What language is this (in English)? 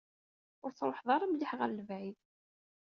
Kabyle